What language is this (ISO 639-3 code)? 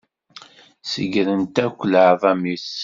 kab